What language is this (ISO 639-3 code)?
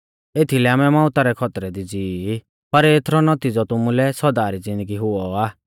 bfz